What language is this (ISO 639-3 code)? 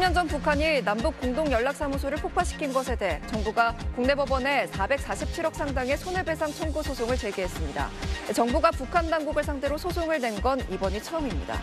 kor